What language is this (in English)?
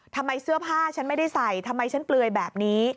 Thai